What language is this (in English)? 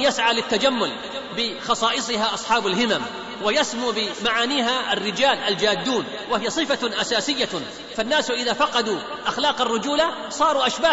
Arabic